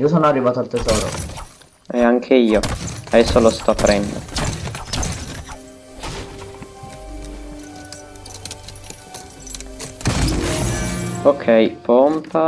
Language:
Italian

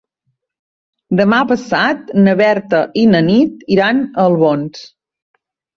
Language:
Catalan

